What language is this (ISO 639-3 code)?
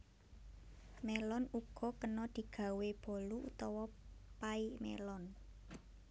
jav